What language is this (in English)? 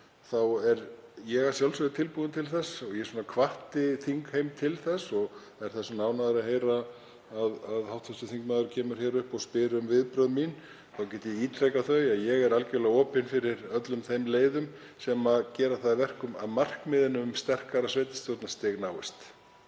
Icelandic